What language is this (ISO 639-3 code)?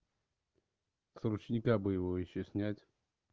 rus